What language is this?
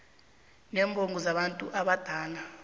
South Ndebele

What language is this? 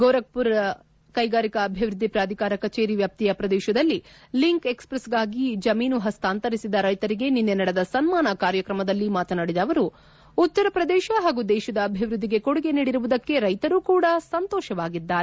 Kannada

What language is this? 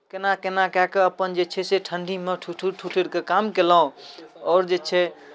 Maithili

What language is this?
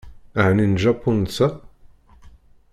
Kabyle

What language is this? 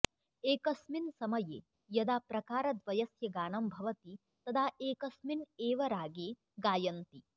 Sanskrit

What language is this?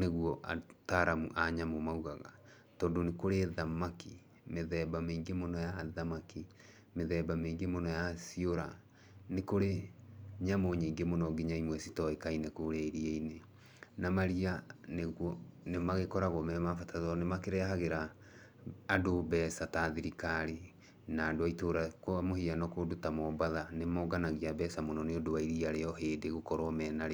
Kikuyu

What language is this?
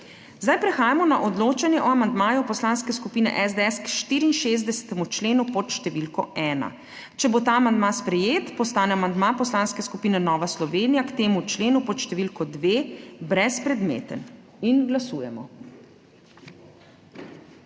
Slovenian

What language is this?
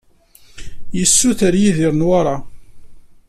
Kabyle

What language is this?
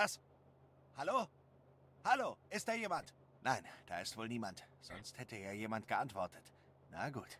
German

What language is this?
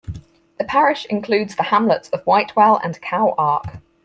English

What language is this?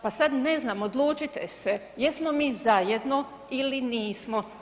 Croatian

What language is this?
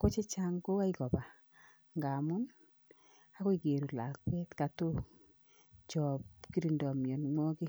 Kalenjin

